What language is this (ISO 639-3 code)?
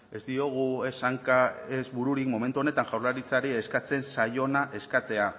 eus